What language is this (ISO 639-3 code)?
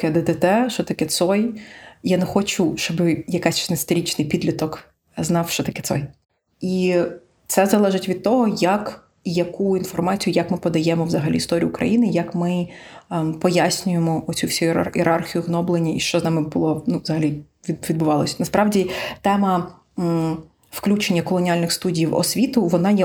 ukr